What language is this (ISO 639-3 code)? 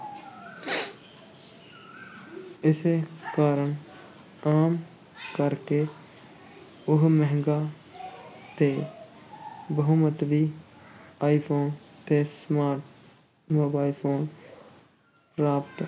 pan